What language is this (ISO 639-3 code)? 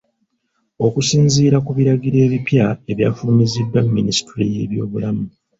lug